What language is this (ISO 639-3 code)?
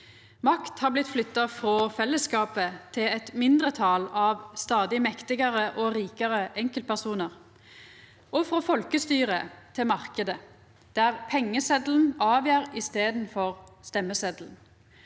nor